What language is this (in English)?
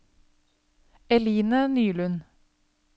Norwegian